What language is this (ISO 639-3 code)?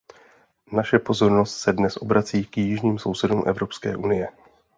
ces